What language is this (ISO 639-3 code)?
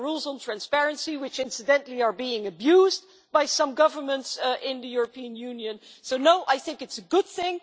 eng